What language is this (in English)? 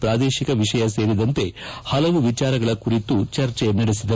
Kannada